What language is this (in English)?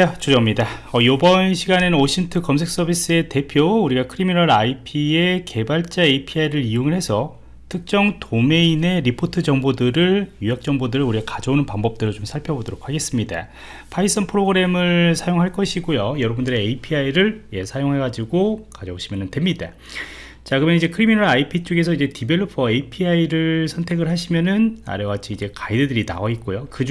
Korean